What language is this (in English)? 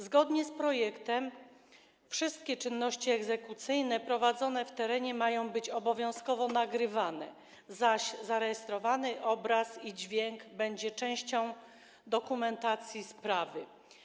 Polish